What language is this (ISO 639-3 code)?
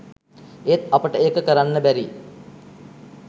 sin